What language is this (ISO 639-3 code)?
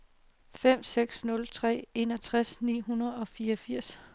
dan